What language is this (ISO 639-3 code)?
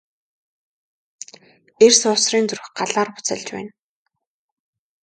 mon